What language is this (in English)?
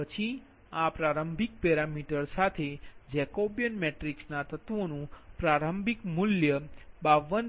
Gujarati